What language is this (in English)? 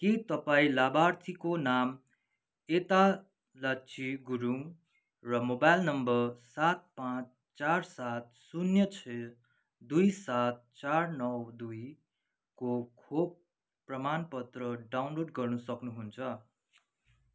Nepali